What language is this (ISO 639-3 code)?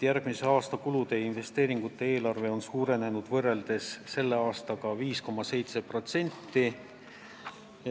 est